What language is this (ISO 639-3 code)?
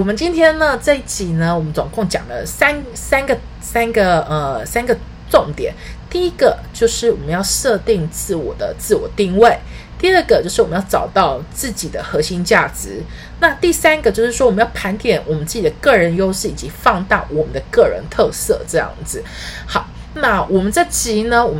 zho